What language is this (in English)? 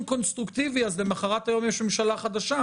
Hebrew